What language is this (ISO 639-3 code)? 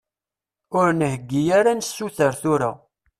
kab